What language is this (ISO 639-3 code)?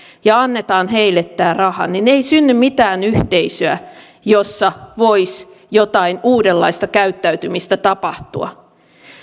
fin